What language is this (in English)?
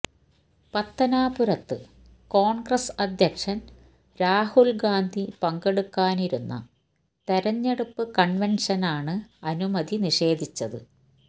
Malayalam